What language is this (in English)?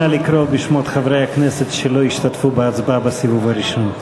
Hebrew